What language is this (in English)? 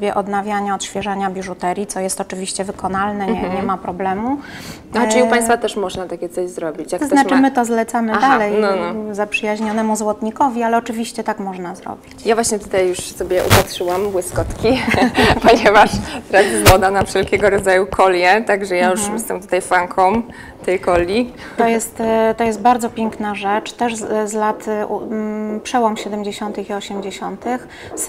Polish